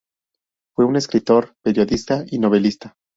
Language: Spanish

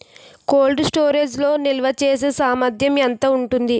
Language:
Telugu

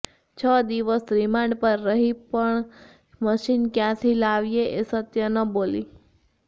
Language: Gujarati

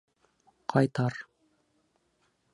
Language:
Bashkir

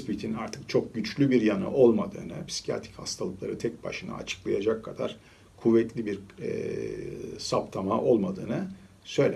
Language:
Turkish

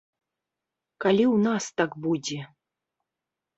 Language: Belarusian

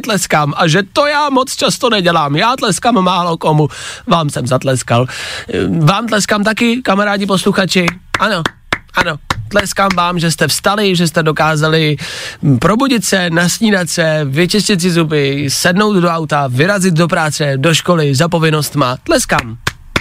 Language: Czech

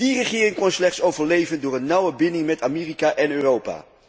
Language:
Dutch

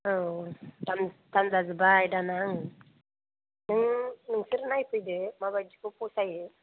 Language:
Bodo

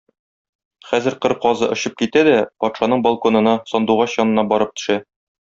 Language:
Tatar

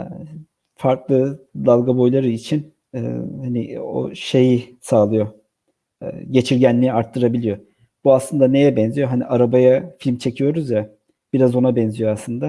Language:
Turkish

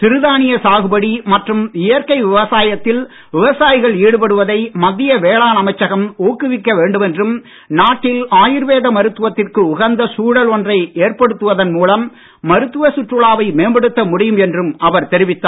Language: Tamil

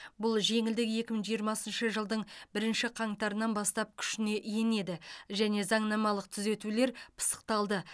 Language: Kazakh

